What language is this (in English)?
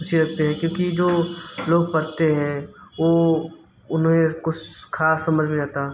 Hindi